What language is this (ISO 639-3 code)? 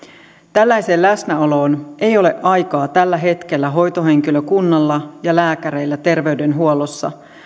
fin